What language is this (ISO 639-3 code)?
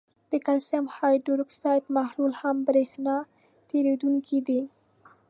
pus